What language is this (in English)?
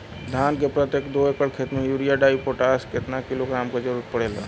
Bhojpuri